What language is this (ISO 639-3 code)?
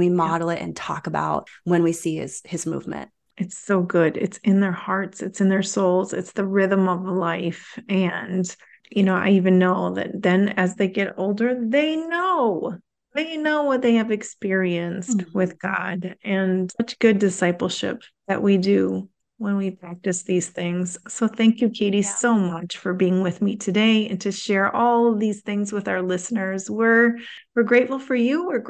eng